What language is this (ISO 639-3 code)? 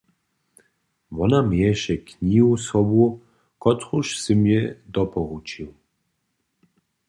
hsb